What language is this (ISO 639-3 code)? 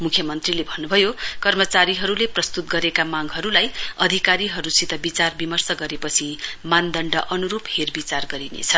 nep